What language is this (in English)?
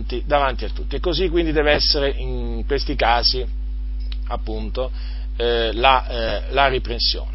Italian